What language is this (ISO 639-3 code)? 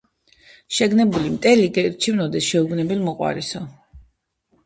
kat